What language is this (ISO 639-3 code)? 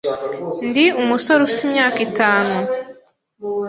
kin